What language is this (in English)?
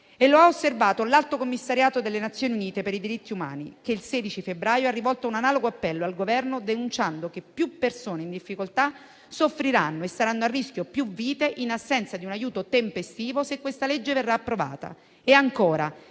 Italian